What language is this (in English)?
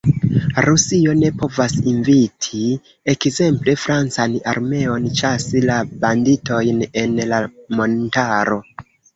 Esperanto